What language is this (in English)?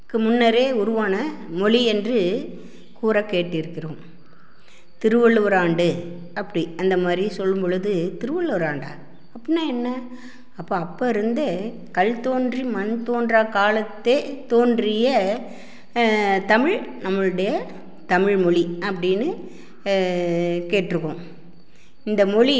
Tamil